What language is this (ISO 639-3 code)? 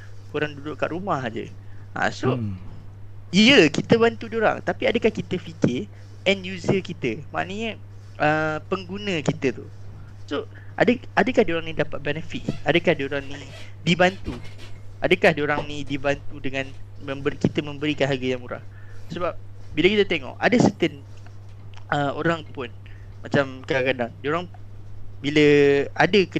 msa